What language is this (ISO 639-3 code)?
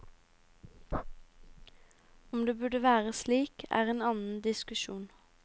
nor